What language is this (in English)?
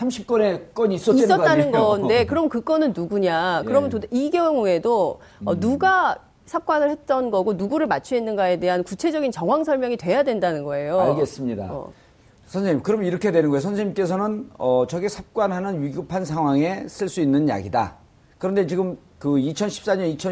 Korean